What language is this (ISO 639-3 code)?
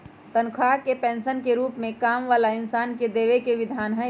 mag